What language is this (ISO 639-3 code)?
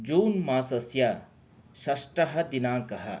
san